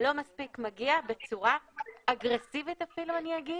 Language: Hebrew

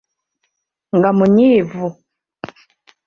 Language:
Ganda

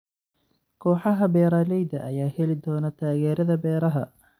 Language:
Somali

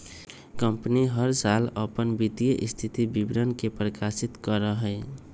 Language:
Magahi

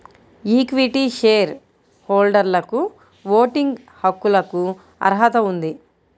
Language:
Telugu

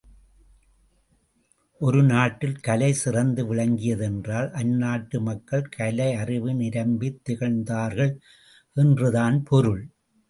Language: Tamil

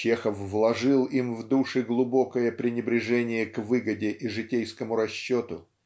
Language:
Russian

